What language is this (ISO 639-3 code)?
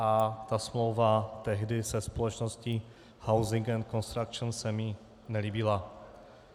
ces